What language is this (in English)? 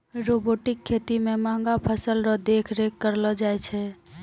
Maithili